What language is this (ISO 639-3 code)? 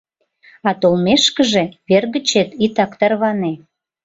chm